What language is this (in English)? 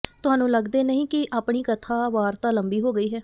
Punjabi